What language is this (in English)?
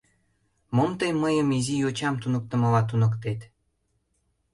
Mari